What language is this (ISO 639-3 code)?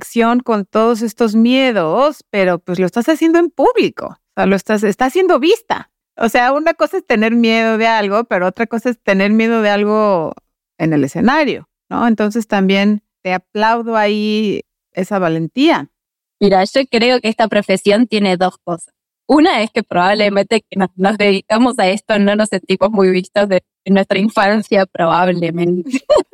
spa